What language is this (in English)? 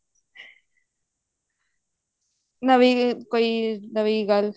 Punjabi